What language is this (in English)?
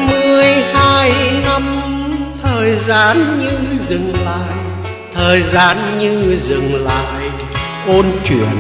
Vietnamese